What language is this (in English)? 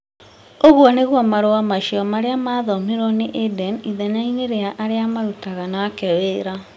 Kikuyu